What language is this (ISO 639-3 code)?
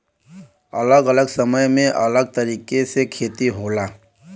bho